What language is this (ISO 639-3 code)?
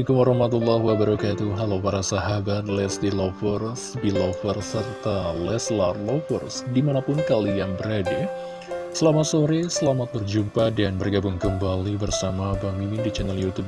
ind